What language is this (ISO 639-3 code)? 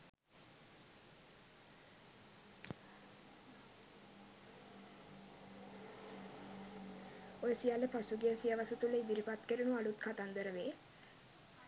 sin